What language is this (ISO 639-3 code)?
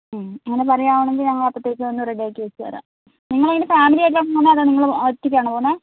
mal